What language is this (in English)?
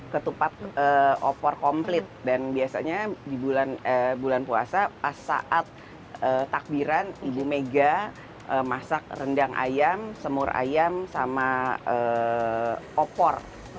Indonesian